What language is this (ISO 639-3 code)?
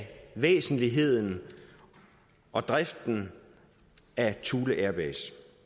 dan